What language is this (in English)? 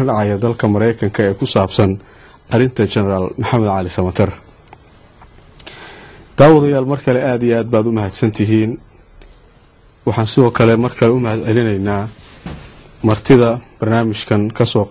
Arabic